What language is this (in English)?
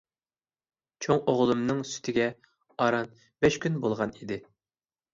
Uyghur